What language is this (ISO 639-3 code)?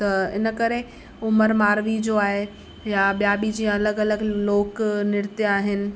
snd